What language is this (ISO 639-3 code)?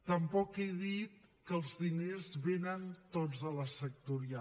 cat